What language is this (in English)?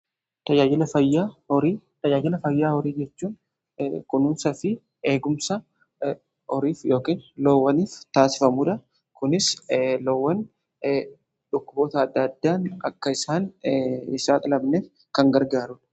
Oromo